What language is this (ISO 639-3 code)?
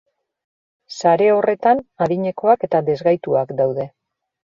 eus